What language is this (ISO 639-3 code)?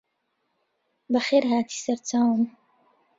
ckb